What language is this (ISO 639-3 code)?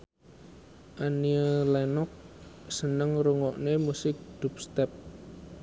jav